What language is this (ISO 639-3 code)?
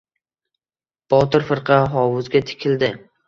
uzb